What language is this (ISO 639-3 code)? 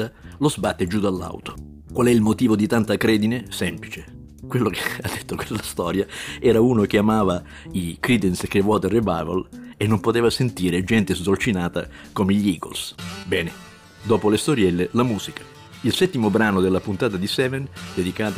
ita